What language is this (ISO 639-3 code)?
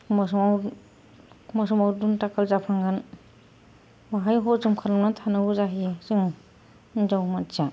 brx